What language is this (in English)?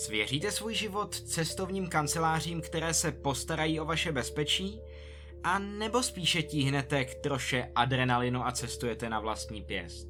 Czech